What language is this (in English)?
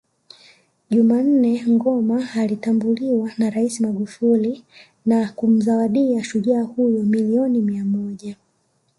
Swahili